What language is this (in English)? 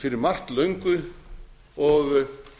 Icelandic